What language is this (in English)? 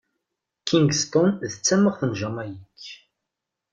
Kabyle